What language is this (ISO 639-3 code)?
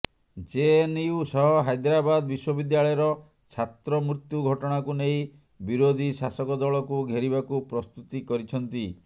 ori